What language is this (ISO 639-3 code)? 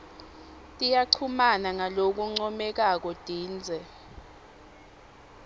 ssw